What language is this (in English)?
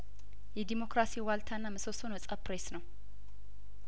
Amharic